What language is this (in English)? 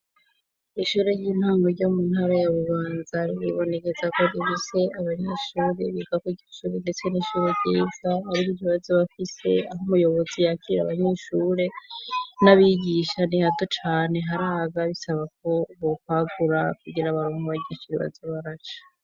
Rundi